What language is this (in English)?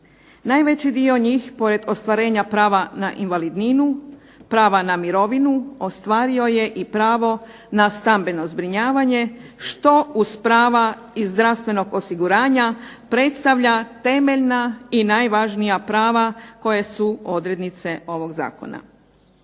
Croatian